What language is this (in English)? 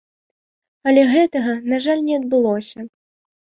Belarusian